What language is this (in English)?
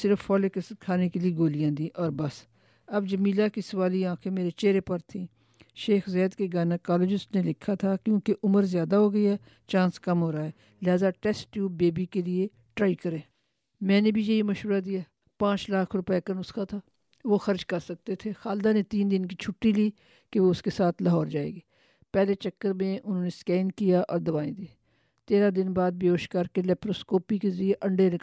Urdu